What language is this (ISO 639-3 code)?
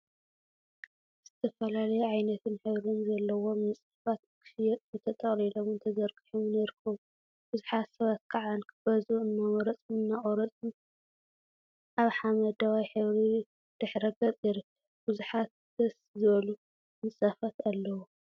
tir